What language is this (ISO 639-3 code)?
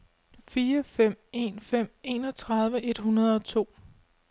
dan